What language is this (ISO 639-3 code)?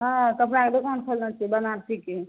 mai